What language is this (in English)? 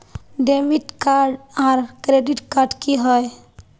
Magahi